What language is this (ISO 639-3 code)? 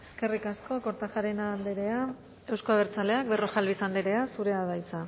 eus